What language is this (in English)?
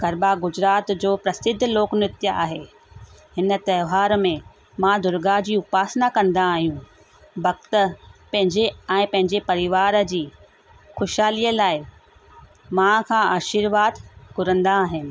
Sindhi